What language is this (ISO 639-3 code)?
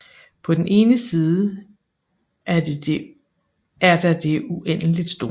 dan